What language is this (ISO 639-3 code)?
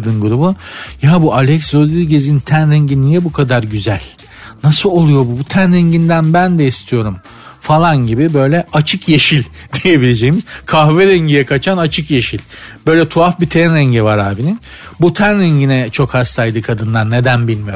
tur